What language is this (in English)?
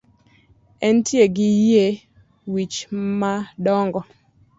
Luo (Kenya and Tanzania)